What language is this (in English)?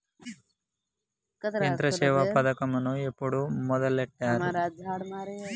Telugu